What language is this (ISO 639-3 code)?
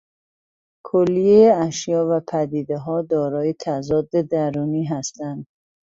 fas